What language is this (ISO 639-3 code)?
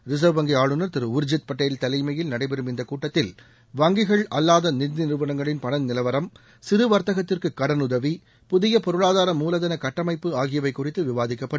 tam